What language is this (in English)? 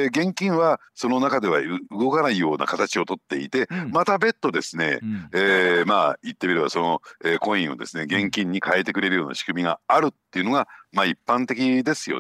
Japanese